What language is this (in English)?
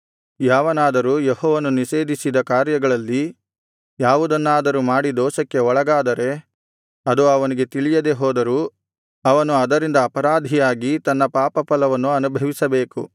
Kannada